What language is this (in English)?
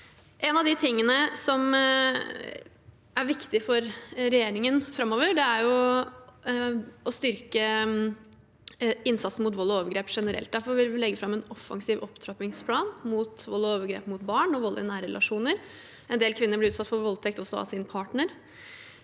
Norwegian